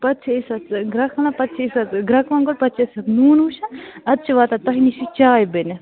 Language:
Kashmiri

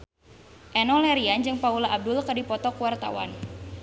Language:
Sundanese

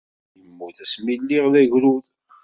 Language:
Kabyle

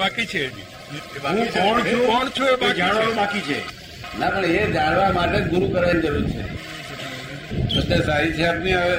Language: Gujarati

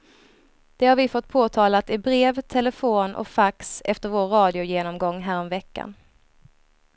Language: Swedish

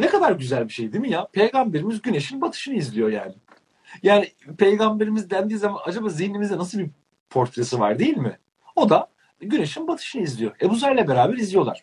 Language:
Turkish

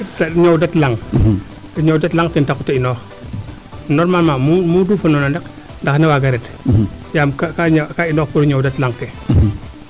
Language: Serer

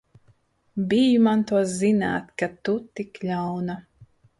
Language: Latvian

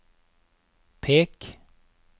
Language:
Norwegian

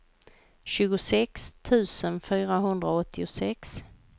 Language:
Swedish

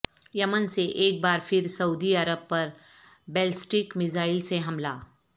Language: Urdu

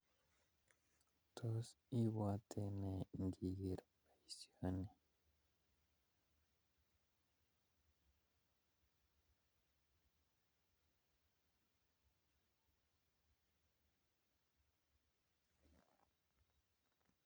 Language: Kalenjin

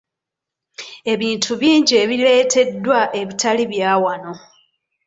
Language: Ganda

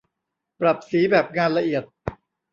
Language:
Thai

